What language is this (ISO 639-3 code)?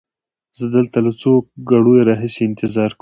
pus